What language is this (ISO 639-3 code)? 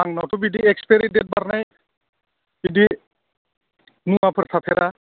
brx